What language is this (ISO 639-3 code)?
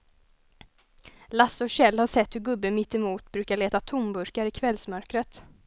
swe